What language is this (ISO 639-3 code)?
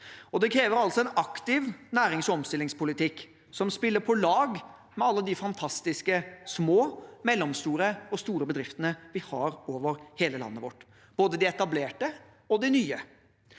nor